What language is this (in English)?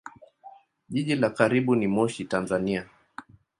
Swahili